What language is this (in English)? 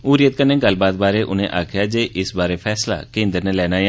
Dogri